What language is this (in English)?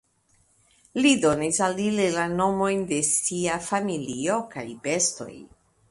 Esperanto